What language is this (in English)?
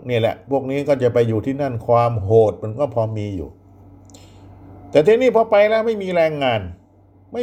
Thai